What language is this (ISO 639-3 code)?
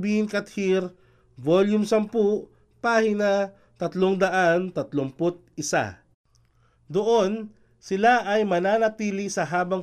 fil